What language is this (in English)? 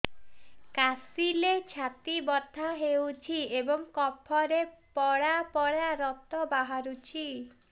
Odia